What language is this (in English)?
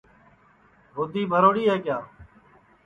Sansi